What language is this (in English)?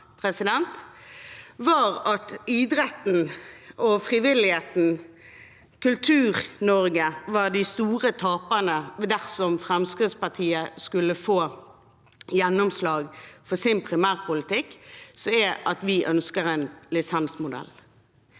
Norwegian